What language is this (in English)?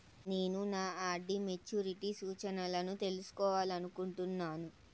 Telugu